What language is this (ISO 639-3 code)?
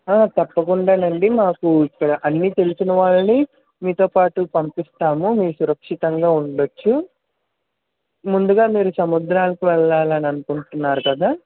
tel